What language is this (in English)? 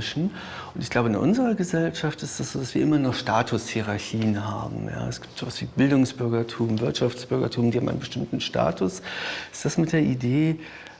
German